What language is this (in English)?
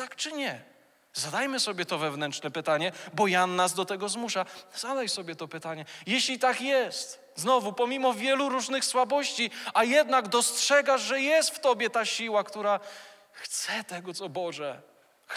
Polish